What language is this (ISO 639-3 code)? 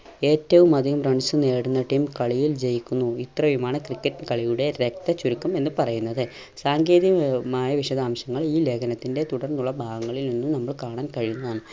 mal